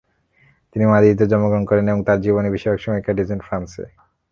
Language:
Bangla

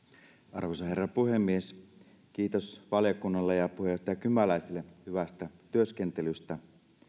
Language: Finnish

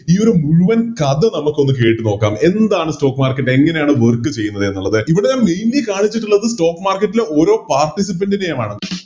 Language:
Malayalam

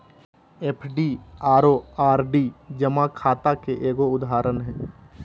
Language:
Magahi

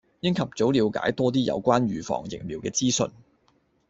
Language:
Cantonese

